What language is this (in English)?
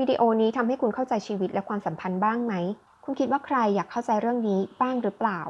Thai